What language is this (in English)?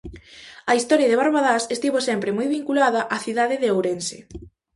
Galician